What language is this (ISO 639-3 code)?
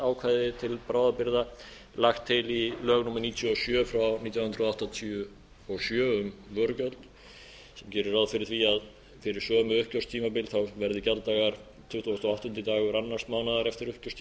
isl